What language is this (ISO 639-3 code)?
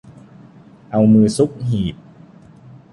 tha